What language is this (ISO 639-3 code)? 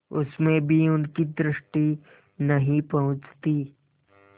hin